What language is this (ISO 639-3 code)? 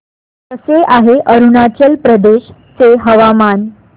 mar